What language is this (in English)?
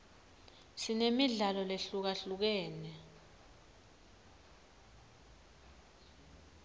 Swati